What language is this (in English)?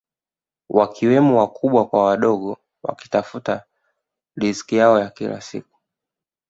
Swahili